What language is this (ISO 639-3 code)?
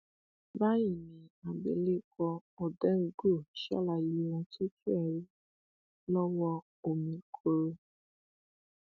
yor